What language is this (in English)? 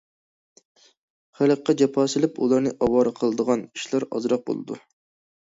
Uyghur